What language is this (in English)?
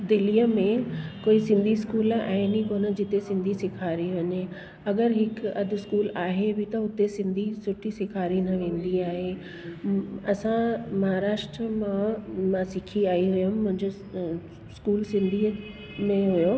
Sindhi